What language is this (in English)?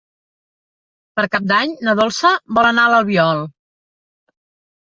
Catalan